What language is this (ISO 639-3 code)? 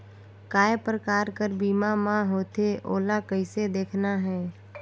hne